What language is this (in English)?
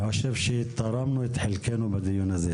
Hebrew